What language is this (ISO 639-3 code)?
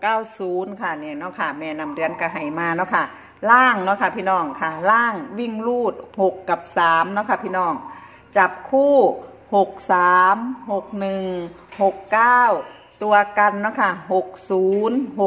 tha